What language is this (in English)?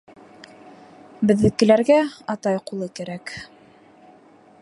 Bashkir